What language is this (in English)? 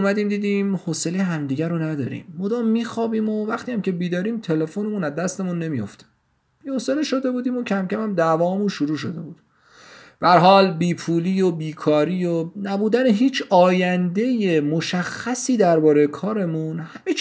Persian